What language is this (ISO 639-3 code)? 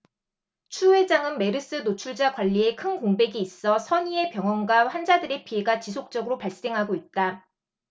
kor